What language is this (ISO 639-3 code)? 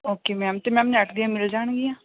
pan